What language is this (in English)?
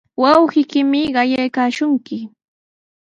Sihuas Ancash Quechua